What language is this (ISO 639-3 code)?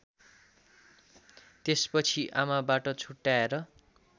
nep